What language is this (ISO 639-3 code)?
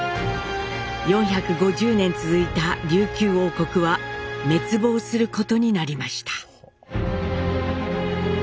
jpn